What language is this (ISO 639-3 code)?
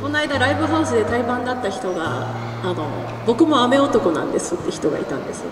jpn